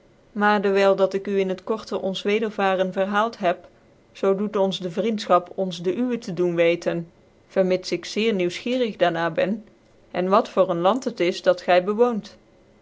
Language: Dutch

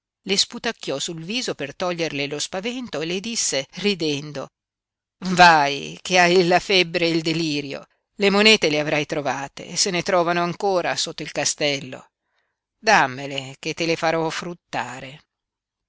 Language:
Italian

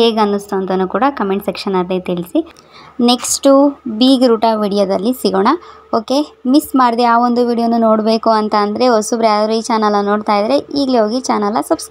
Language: Arabic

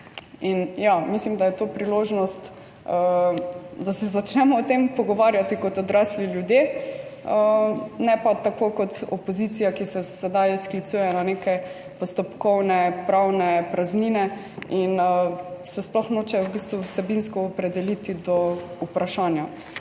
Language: Slovenian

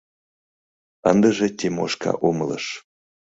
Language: Mari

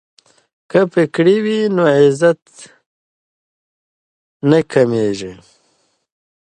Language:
Pashto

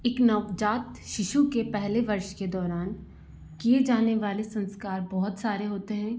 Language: Hindi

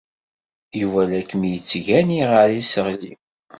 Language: Kabyle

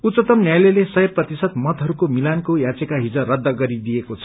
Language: Nepali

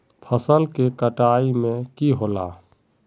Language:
Magahi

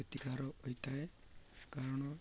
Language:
Odia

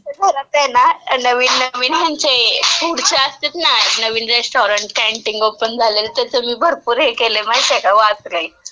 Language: Marathi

